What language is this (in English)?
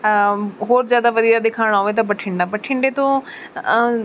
Punjabi